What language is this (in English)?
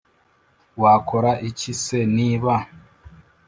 Kinyarwanda